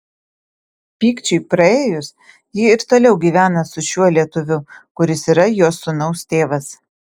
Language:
Lithuanian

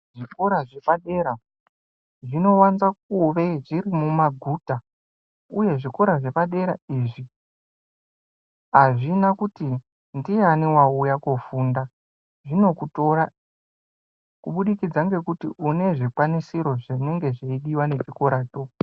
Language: Ndau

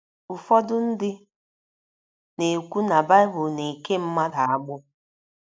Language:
Igbo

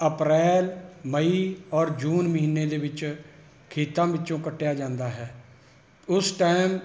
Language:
Punjabi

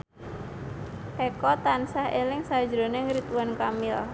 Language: Javanese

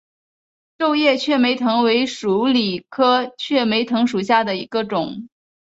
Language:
Chinese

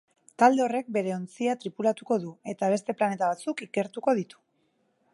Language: Basque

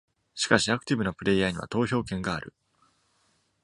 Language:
Japanese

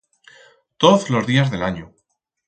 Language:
Aragonese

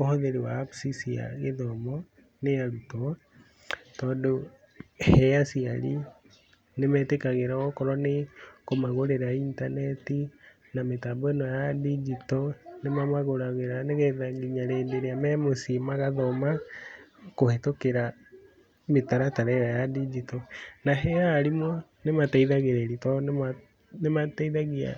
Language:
Kikuyu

